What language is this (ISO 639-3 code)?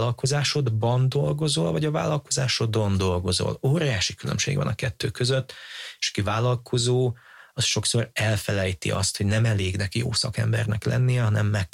hun